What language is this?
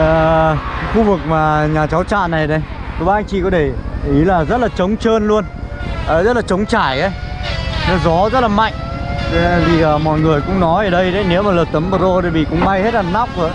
Vietnamese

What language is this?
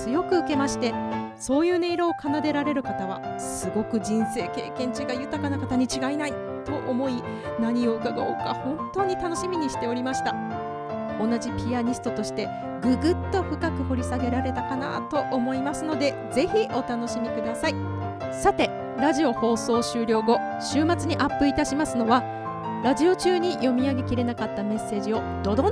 Japanese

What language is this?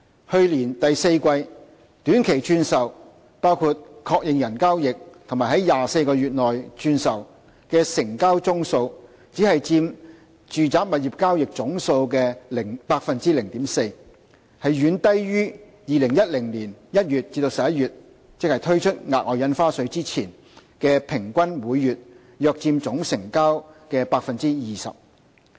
Cantonese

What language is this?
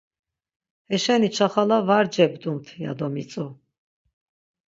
Laz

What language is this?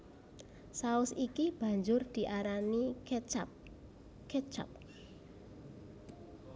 Javanese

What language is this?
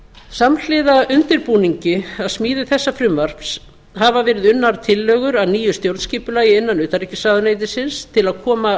Icelandic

